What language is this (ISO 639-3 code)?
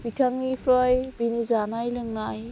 brx